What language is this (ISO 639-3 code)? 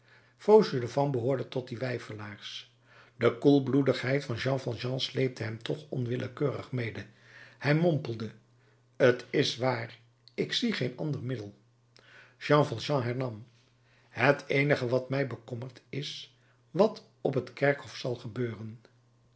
nld